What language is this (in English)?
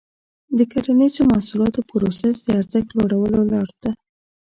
Pashto